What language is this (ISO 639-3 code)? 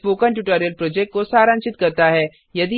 hin